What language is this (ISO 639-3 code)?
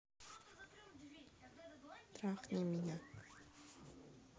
rus